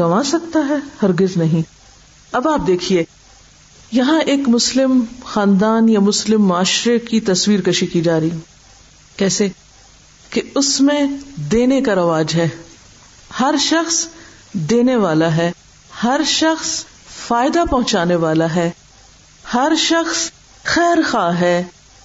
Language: Urdu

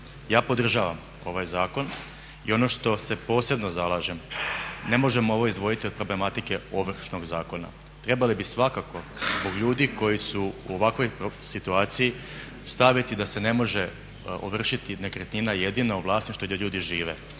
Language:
Croatian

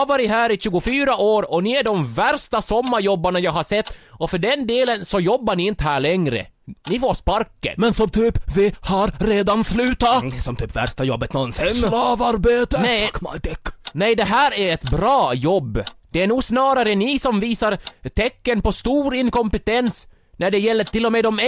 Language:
Swedish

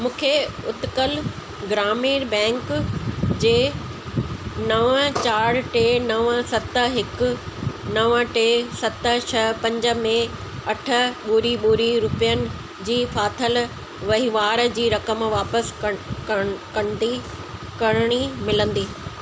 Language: Sindhi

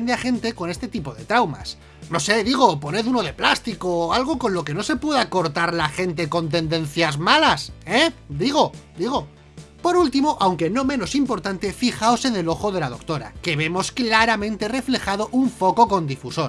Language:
Spanish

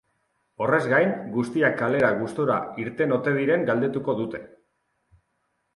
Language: Basque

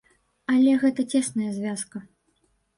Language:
Belarusian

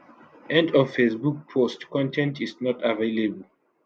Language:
Nigerian Pidgin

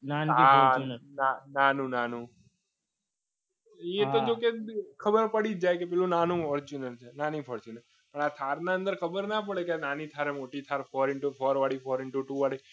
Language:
Gujarati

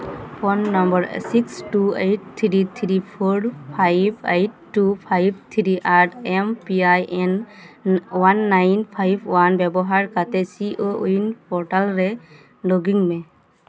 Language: Santali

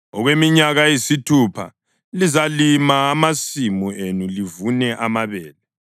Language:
North Ndebele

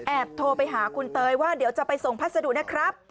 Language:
Thai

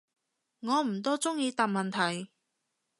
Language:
Cantonese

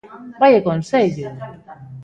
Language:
Galician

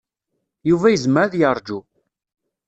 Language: Kabyle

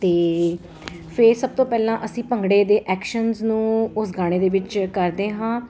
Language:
Punjabi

